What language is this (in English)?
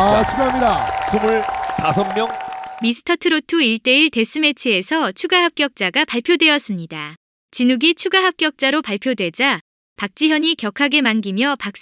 Korean